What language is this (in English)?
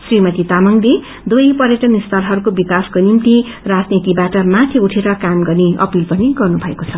Nepali